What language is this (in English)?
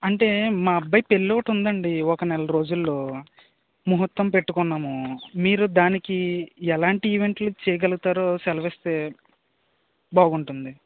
Telugu